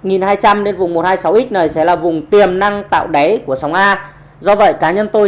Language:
Vietnamese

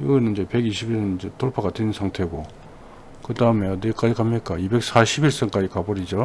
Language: Korean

